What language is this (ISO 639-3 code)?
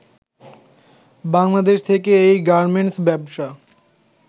ben